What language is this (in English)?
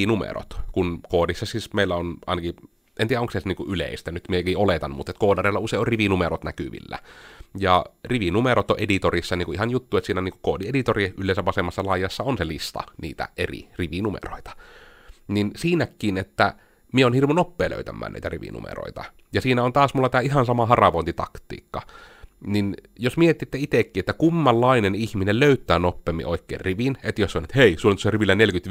Finnish